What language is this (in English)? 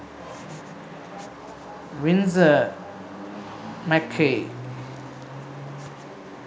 Sinhala